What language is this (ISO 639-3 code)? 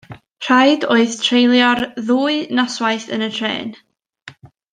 cym